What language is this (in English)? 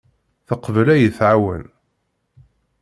Kabyle